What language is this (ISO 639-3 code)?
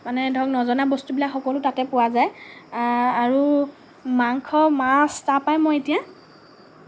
asm